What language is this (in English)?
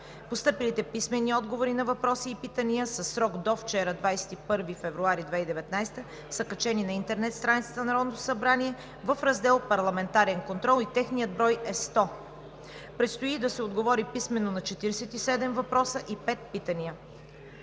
Bulgarian